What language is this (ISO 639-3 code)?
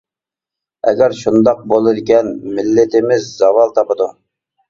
uig